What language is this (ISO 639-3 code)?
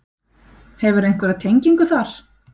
isl